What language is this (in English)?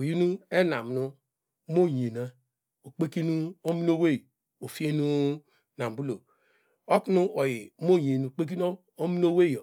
Degema